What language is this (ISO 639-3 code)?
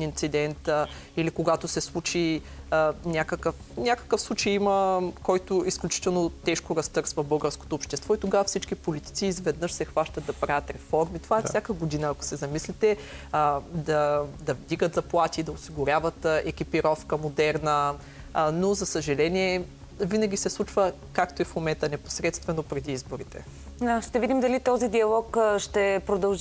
bul